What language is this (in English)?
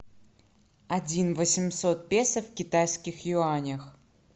Russian